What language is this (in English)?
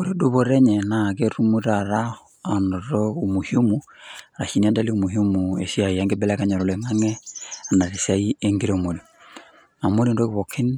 Masai